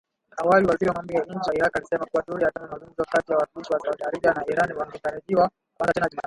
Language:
Swahili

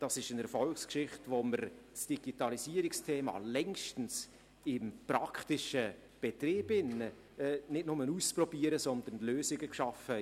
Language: Swiss German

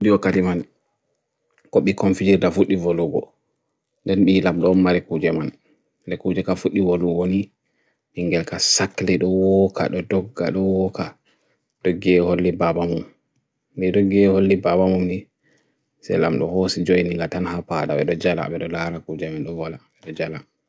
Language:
Bagirmi Fulfulde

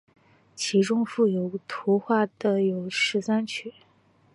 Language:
Chinese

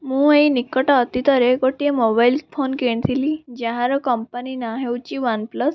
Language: Odia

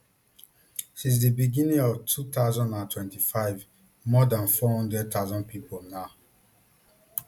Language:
Nigerian Pidgin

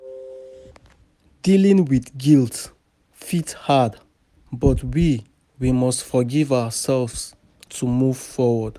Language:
Nigerian Pidgin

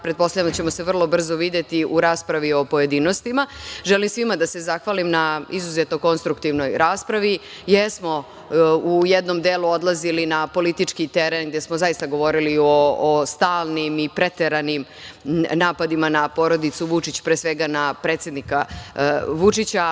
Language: Serbian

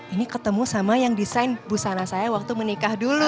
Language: Indonesian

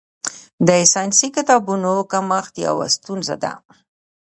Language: Pashto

